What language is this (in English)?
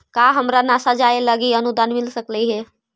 Magahi